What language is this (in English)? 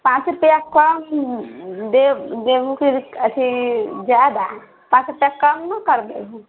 Maithili